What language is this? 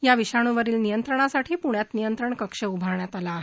Marathi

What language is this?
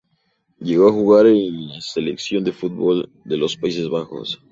Spanish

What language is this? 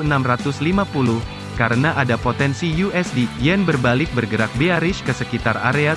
Indonesian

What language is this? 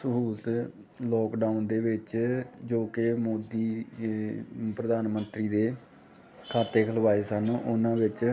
Punjabi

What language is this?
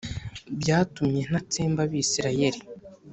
Kinyarwanda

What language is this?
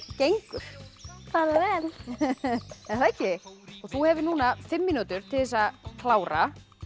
Icelandic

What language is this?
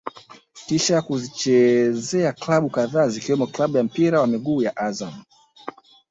Swahili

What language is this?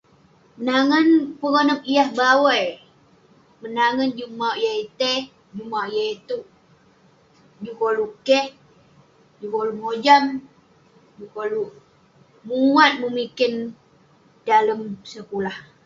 Western Penan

